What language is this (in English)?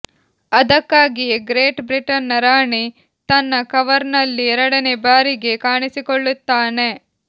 Kannada